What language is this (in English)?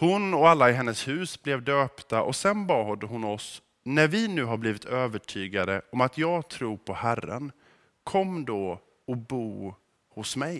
Swedish